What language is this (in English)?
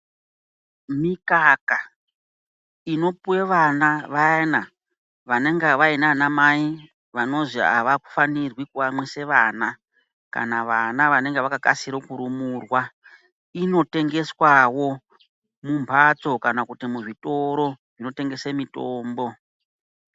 Ndau